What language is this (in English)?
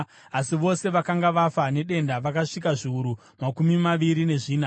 Shona